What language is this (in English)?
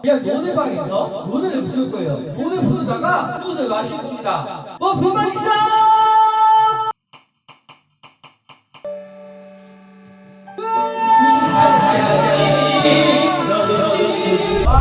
Korean